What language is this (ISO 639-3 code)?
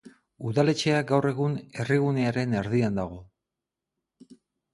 eus